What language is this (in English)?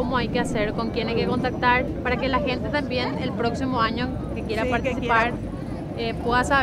Spanish